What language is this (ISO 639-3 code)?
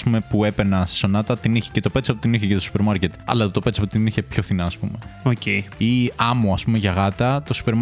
ell